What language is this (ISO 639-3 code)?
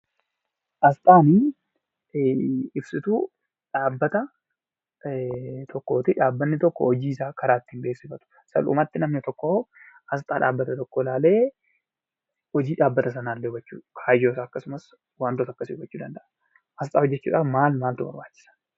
orm